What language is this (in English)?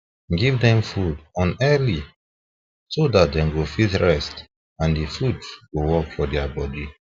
Nigerian Pidgin